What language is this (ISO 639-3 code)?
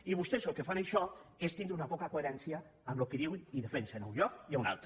cat